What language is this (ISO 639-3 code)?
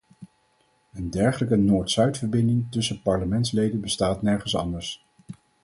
nld